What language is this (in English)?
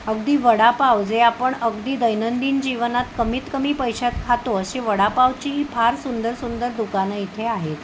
Marathi